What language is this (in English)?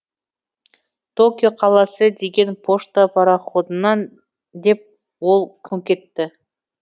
Kazakh